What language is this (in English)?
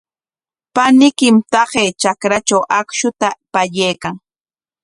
Corongo Ancash Quechua